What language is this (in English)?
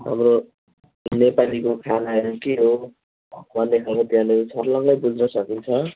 Nepali